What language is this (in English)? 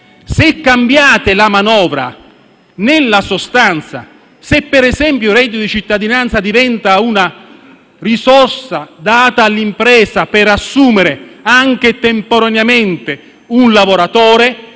Italian